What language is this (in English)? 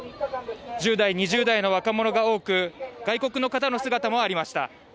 Japanese